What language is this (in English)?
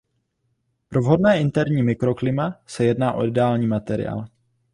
Czech